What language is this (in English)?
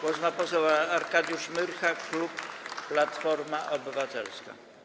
Polish